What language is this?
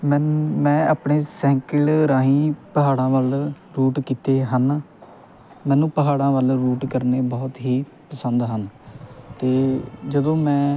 Punjabi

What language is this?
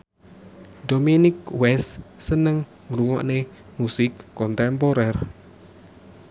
Javanese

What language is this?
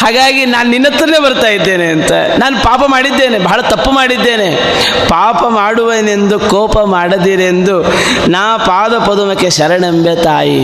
Kannada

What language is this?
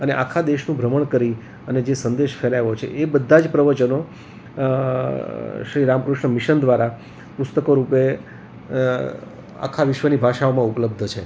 Gujarati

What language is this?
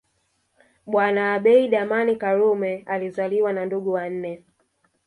Swahili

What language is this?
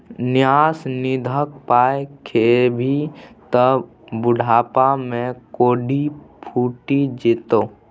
Maithili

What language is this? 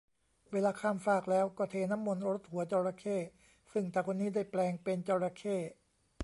Thai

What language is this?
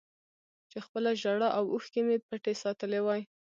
Pashto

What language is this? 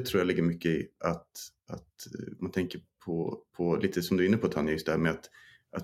Swedish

